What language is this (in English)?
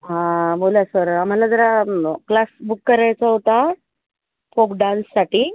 Marathi